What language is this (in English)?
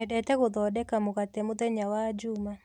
Kikuyu